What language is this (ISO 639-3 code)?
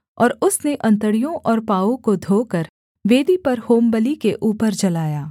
hin